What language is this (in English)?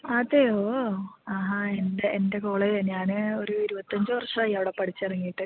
Malayalam